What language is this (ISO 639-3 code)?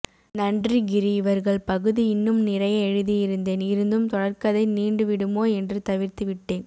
tam